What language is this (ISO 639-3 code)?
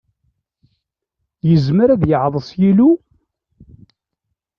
kab